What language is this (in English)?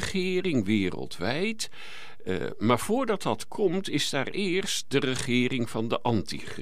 Dutch